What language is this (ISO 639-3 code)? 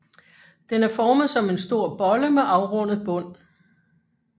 dan